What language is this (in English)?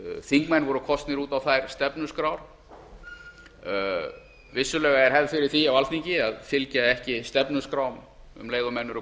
Icelandic